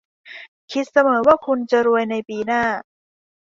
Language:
Thai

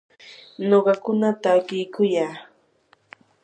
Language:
Yanahuanca Pasco Quechua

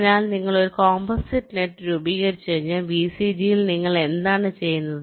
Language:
Malayalam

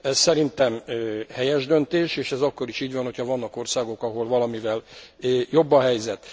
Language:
Hungarian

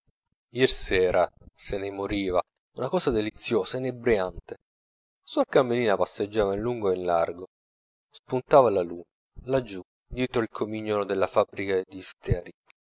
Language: Italian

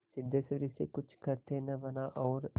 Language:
Hindi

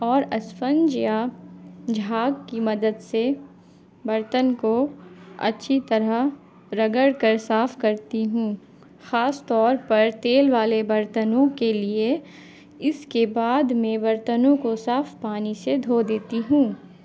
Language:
Urdu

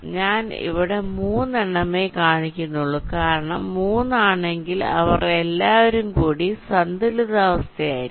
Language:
Malayalam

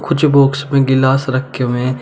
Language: Hindi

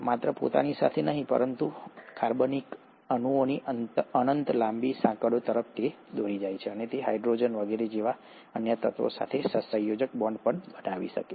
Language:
Gujarati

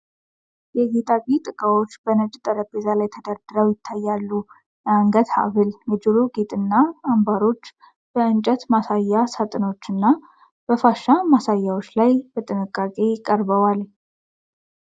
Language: Amharic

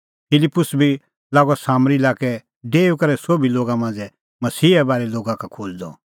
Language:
Kullu Pahari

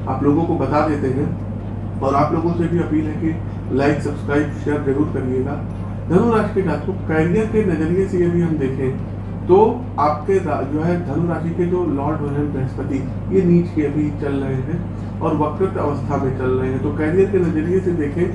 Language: Hindi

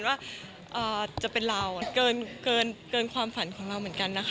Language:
Thai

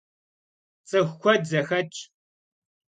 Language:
Kabardian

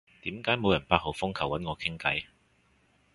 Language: Cantonese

